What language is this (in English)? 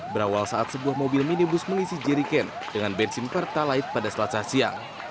Indonesian